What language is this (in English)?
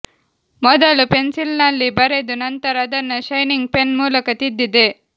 Kannada